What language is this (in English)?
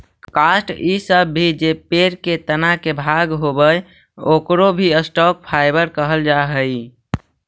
Magahi